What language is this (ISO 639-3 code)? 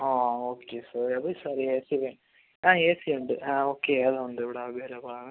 mal